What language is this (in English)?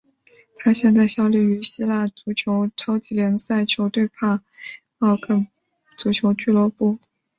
Chinese